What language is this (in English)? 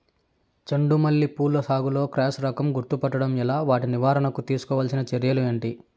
Telugu